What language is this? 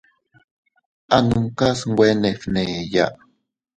Teutila Cuicatec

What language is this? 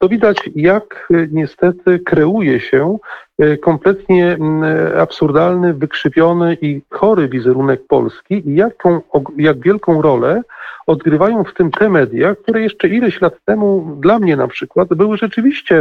Polish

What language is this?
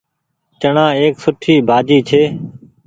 Goaria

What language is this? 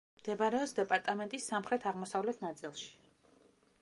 Georgian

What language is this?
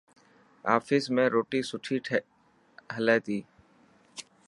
Dhatki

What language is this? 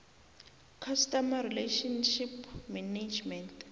South Ndebele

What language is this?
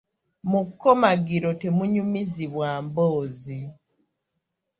Ganda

